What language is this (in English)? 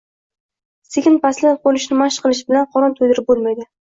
Uzbek